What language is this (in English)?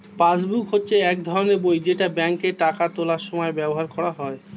Bangla